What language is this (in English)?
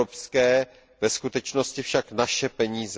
Czech